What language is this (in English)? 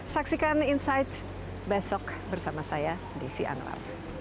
Indonesian